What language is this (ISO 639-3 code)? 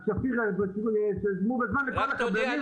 heb